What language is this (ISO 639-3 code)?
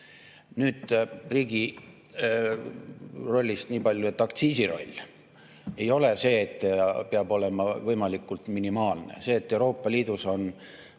est